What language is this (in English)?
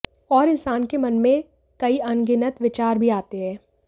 Hindi